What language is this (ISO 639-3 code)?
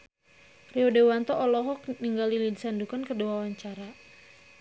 sun